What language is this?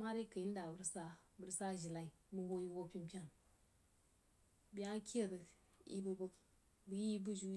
Jiba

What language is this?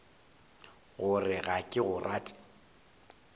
Northern Sotho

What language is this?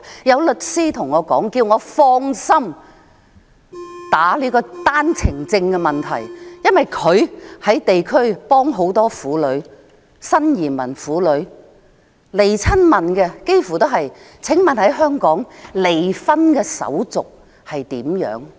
Cantonese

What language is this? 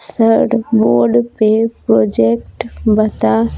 Hindi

